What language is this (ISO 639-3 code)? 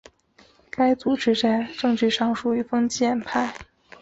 zho